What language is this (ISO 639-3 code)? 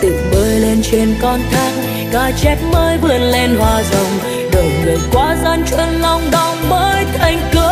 vie